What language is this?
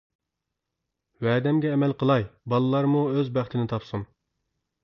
Uyghur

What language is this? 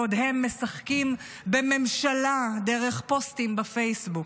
Hebrew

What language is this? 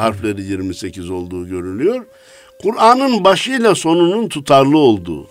Turkish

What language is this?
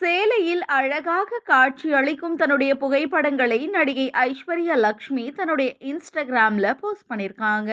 Tamil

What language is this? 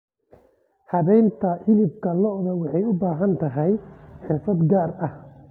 Somali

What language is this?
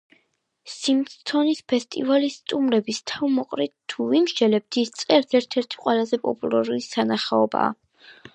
Georgian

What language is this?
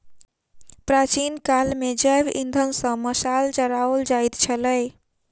Maithili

